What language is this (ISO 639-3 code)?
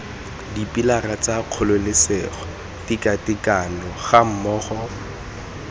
tsn